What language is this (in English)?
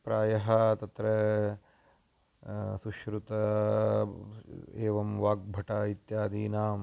Sanskrit